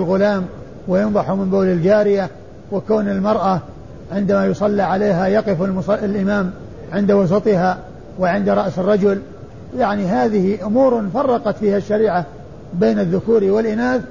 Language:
Arabic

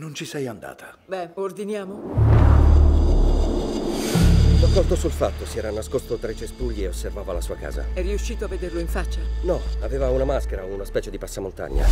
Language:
Italian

